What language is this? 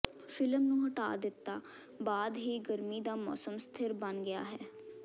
Punjabi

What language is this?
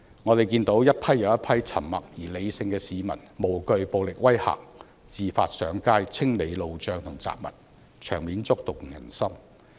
Cantonese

